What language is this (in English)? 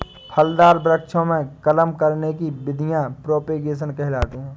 Hindi